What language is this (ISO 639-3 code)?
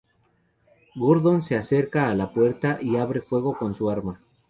spa